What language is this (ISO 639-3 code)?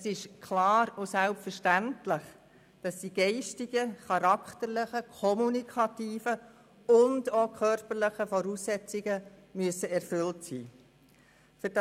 gsw